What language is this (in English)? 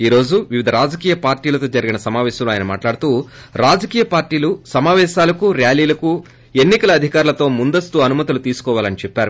Telugu